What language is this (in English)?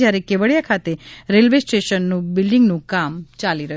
Gujarati